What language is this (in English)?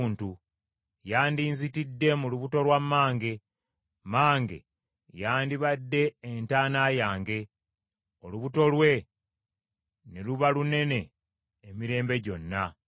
Ganda